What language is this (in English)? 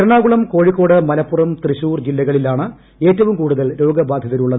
Malayalam